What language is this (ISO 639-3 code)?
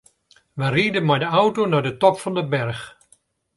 fry